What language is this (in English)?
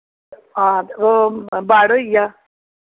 Dogri